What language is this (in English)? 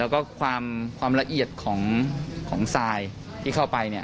Thai